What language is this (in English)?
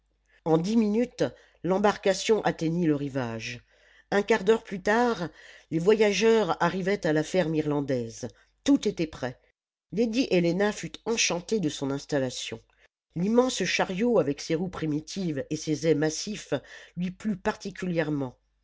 French